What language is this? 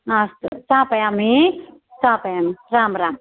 Sanskrit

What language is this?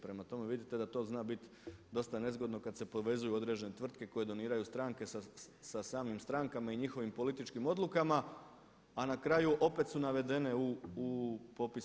Croatian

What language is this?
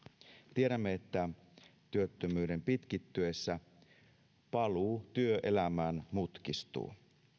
Finnish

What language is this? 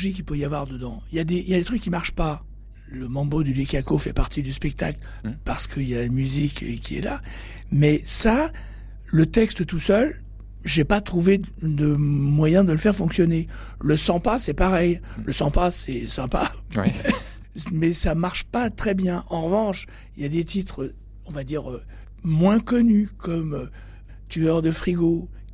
French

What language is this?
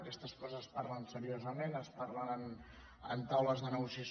Catalan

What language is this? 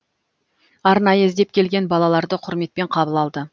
Kazakh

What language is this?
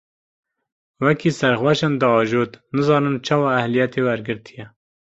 Kurdish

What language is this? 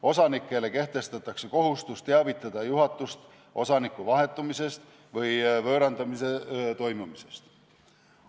Estonian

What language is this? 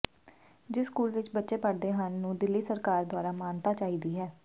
Punjabi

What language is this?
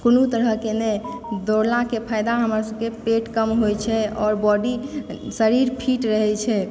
Maithili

